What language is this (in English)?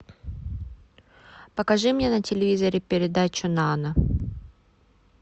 Russian